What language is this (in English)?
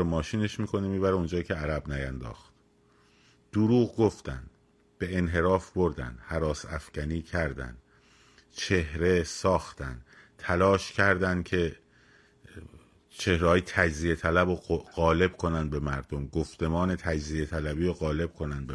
Persian